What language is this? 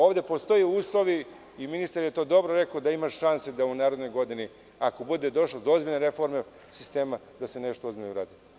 Serbian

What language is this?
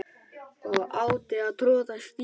Icelandic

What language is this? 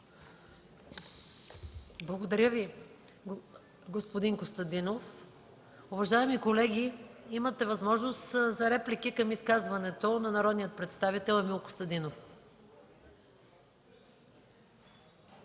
Bulgarian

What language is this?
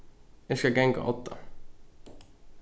Faroese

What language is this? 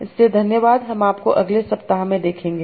Hindi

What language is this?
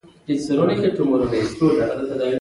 Pashto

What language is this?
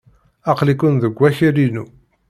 Kabyle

